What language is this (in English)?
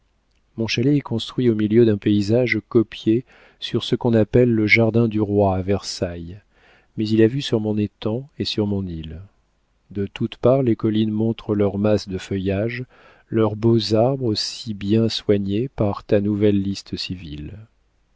French